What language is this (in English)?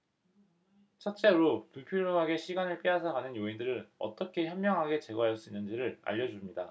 Korean